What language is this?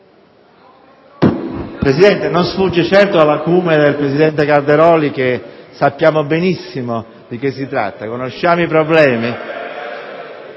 Italian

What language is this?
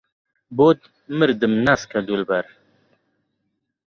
Central Kurdish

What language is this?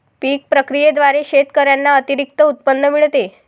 Marathi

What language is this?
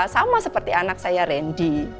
Indonesian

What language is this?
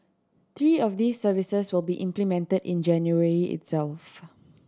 English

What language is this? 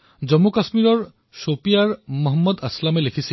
Assamese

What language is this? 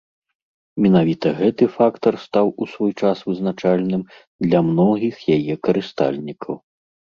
Belarusian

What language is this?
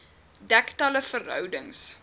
Afrikaans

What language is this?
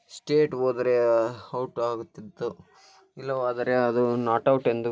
Kannada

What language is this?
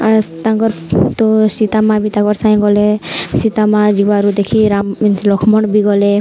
Odia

